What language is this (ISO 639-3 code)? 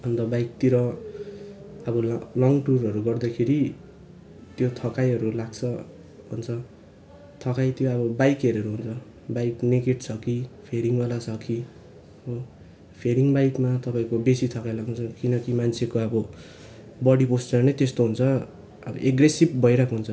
nep